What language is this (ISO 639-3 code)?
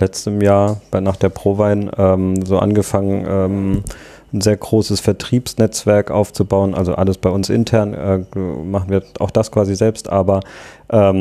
deu